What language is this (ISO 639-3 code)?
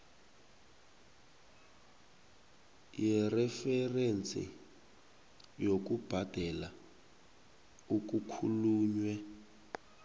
nbl